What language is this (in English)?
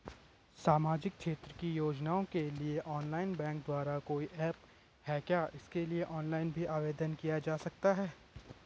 Hindi